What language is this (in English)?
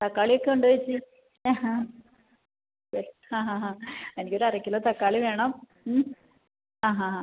Malayalam